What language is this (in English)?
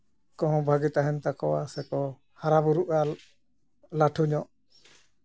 Santali